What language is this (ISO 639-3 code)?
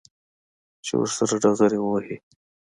pus